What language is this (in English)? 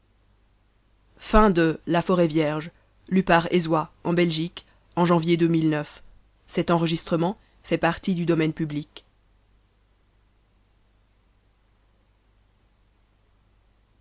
French